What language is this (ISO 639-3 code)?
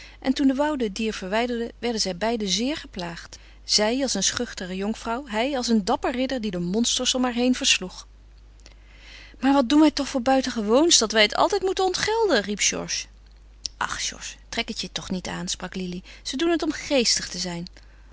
nld